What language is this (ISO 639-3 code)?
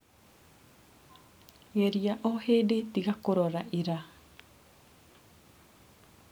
kik